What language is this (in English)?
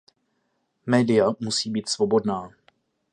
Czech